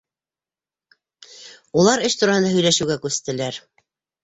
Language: Bashkir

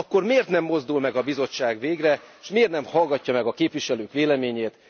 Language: Hungarian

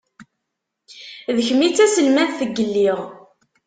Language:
Kabyle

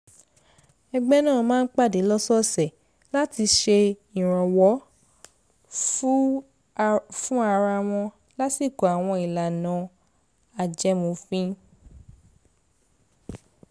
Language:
Yoruba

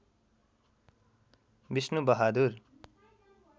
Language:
Nepali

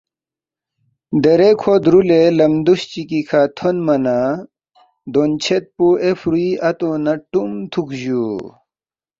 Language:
Balti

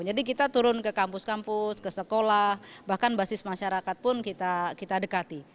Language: Indonesian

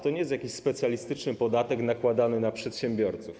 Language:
Polish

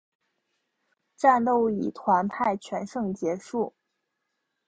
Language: Chinese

